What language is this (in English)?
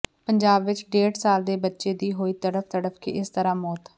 Punjabi